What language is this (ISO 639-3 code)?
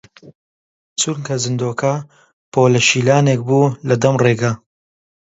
ckb